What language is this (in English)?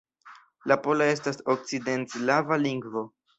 Esperanto